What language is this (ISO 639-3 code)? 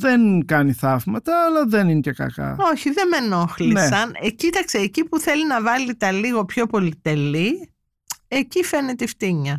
ell